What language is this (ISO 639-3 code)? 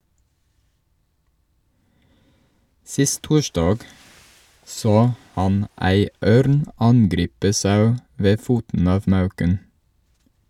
nor